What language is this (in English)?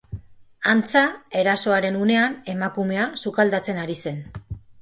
Basque